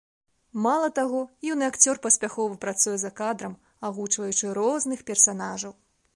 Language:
Belarusian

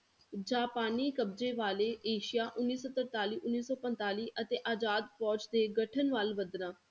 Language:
Punjabi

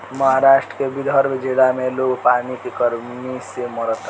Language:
Bhojpuri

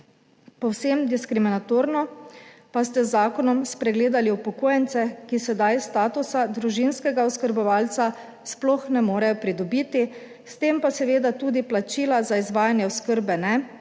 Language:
Slovenian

